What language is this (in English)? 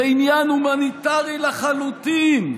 Hebrew